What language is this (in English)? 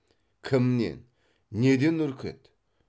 Kazakh